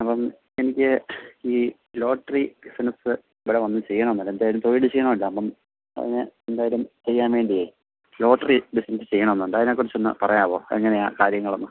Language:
Malayalam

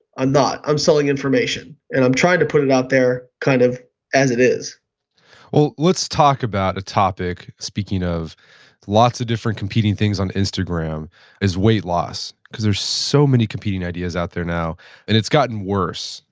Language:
English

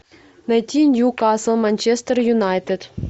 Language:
Russian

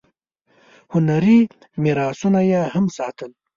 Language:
Pashto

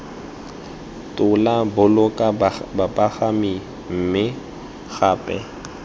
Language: Tswana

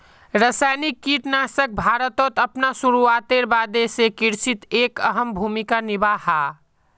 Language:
Magahi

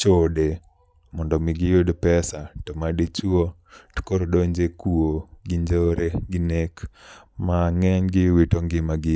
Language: Luo (Kenya and Tanzania)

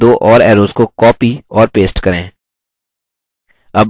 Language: Hindi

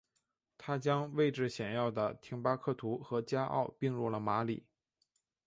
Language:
Chinese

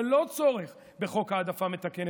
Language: Hebrew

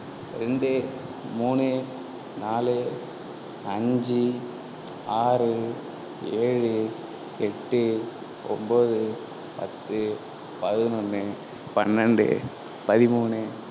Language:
Tamil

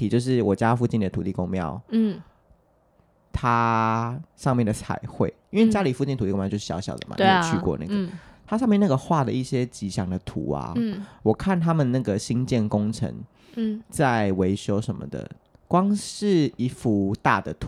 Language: Chinese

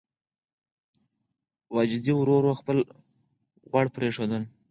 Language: Pashto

